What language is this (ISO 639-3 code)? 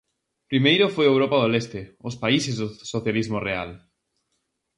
glg